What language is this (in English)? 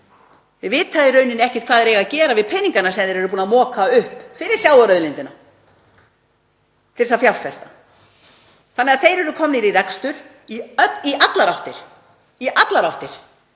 Icelandic